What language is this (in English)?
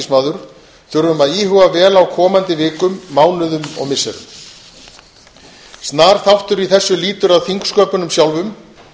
Icelandic